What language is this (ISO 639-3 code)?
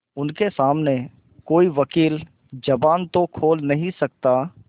hin